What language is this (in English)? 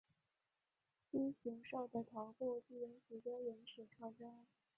Chinese